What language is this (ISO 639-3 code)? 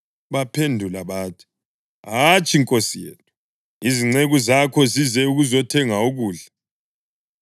nde